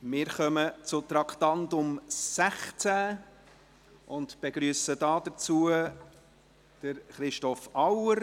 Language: Swiss German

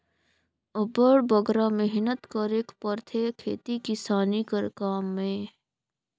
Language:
Chhattisgarhi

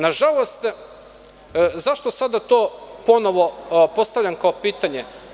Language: Serbian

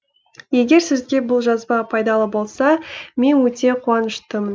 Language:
Kazakh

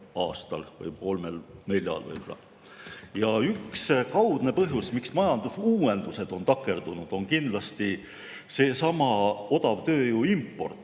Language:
Estonian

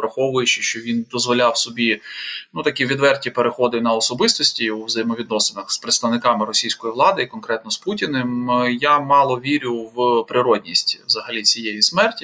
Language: Ukrainian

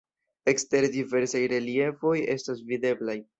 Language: Esperanto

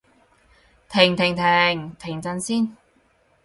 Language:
Cantonese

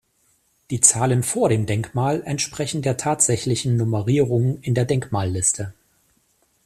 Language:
German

